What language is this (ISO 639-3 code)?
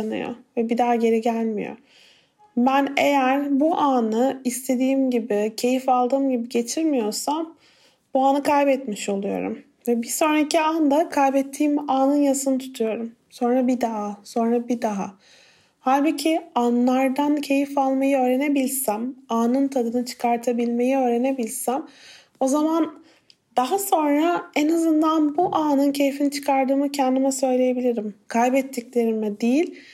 tur